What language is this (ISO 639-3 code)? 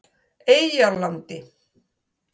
isl